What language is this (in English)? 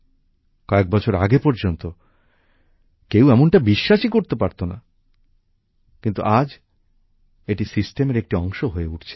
Bangla